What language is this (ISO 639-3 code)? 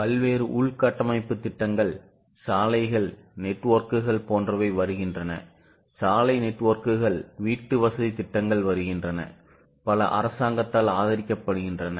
tam